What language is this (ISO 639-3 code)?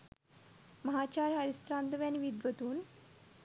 sin